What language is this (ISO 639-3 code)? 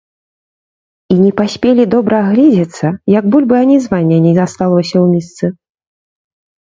bel